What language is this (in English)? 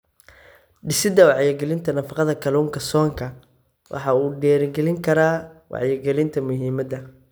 Somali